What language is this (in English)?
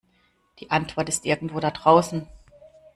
German